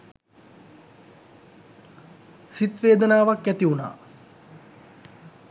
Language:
Sinhala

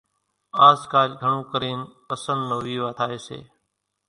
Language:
Kachi Koli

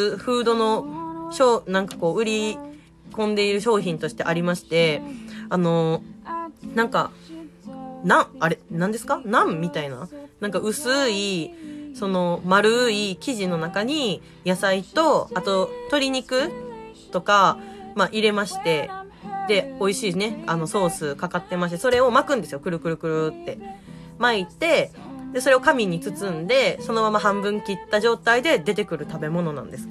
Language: Japanese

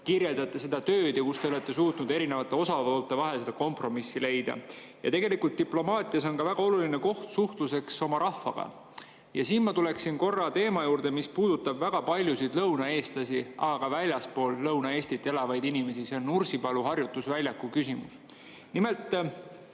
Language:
Estonian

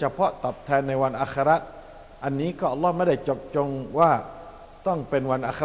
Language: Thai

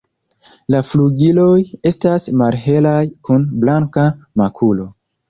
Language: Esperanto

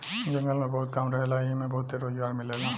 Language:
Bhojpuri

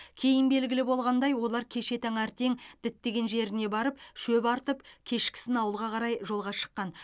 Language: Kazakh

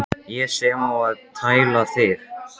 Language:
Icelandic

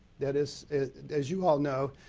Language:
English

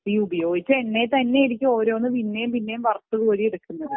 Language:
Malayalam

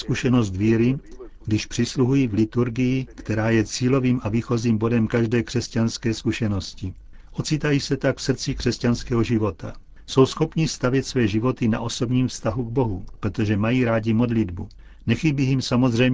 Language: Czech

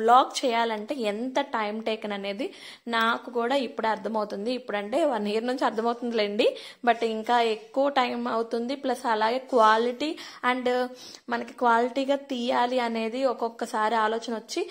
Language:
Telugu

